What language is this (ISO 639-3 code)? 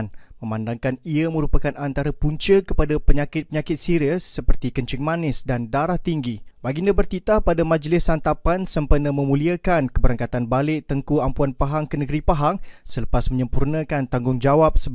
msa